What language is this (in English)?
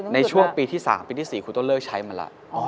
Thai